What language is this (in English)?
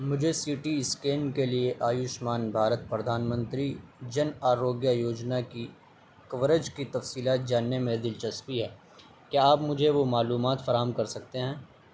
Urdu